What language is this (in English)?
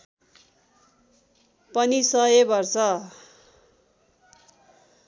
Nepali